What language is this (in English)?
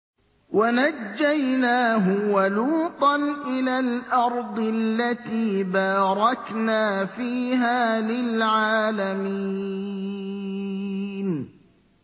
Arabic